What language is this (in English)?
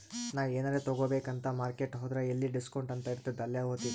Kannada